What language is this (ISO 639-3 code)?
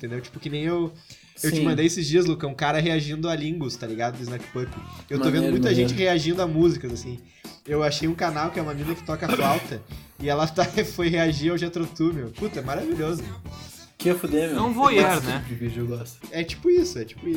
por